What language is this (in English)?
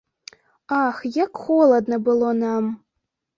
Belarusian